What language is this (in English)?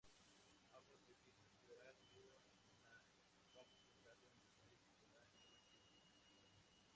Spanish